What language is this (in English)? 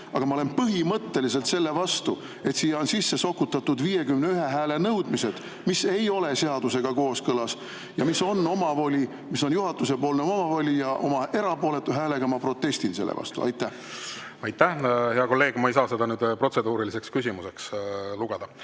Estonian